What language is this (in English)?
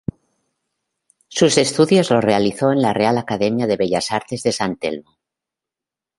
Spanish